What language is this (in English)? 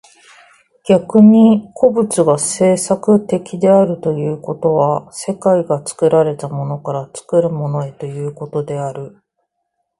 Japanese